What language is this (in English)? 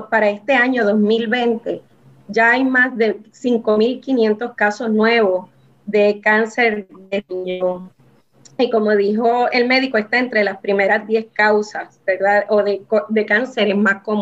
Spanish